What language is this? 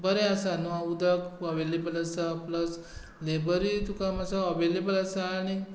Konkani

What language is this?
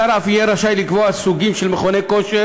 Hebrew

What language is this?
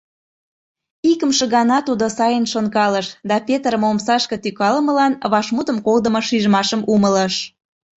Mari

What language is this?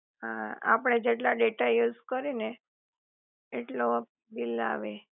Gujarati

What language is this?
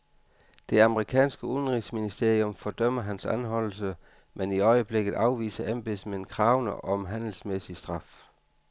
Danish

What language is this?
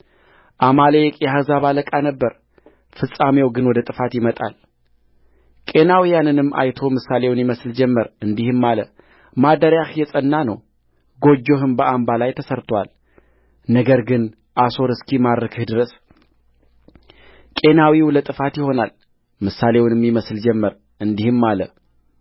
Amharic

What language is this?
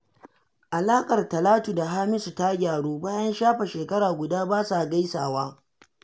Hausa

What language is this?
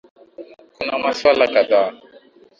Swahili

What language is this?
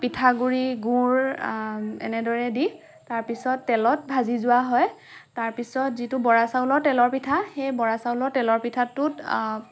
Assamese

